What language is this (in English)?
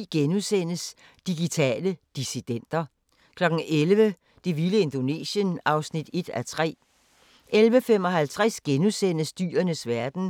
Danish